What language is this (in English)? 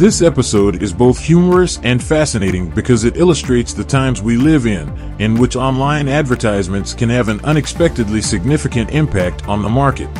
English